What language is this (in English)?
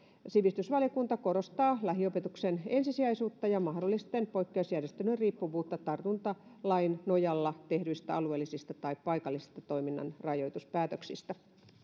Finnish